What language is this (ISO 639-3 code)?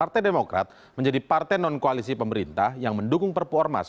ind